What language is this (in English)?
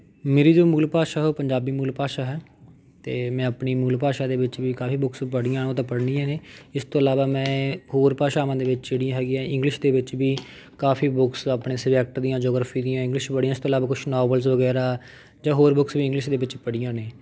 Punjabi